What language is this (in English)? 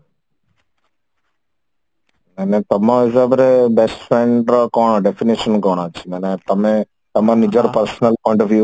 Odia